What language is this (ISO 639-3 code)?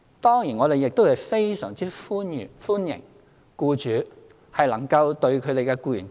yue